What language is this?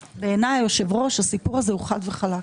Hebrew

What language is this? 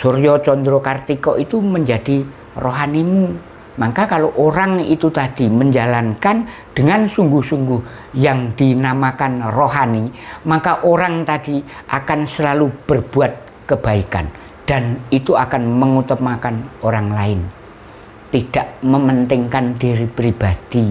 Indonesian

